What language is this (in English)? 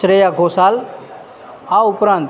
Gujarati